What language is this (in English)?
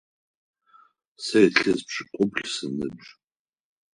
Adyghe